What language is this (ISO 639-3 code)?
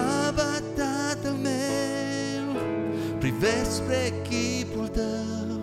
ron